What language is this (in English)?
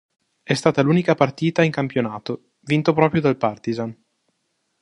Italian